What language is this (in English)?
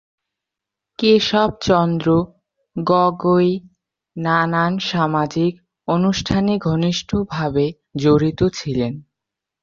Bangla